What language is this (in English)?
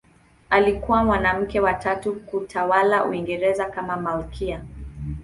Swahili